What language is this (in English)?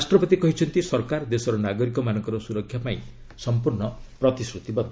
Odia